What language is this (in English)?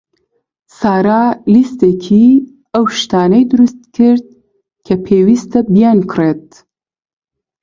Central Kurdish